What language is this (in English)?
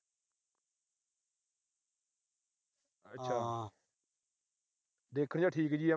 Punjabi